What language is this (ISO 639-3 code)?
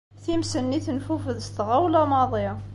kab